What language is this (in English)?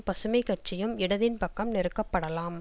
Tamil